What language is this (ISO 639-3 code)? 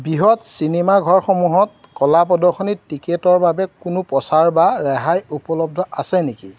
asm